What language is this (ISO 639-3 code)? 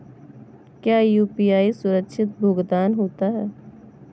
hin